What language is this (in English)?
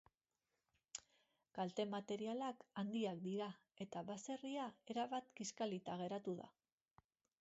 Basque